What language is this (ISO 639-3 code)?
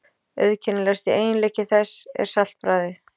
isl